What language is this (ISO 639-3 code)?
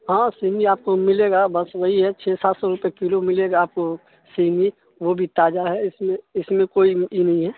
urd